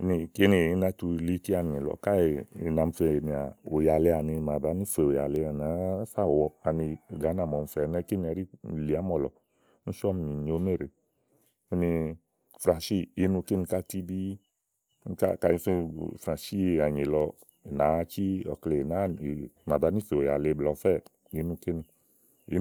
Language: Igo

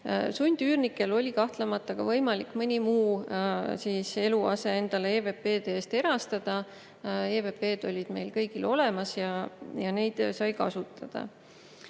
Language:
Estonian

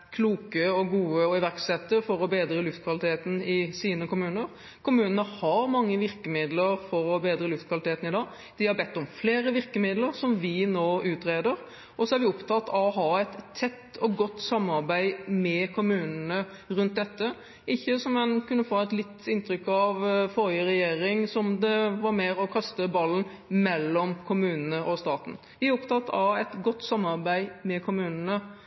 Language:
Norwegian Bokmål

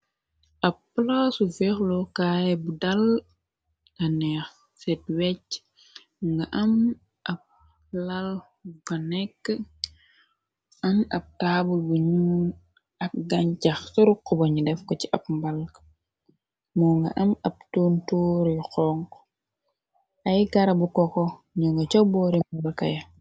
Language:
Wolof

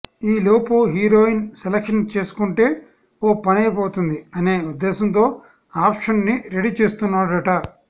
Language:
Telugu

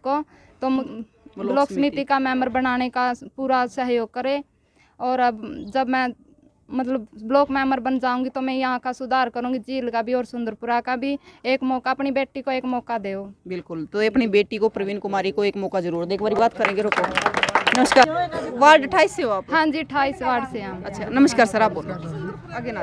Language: Hindi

